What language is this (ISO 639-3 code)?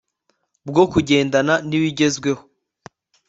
kin